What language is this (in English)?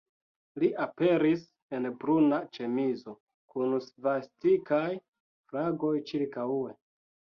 Esperanto